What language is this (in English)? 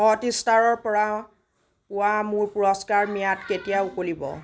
Assamese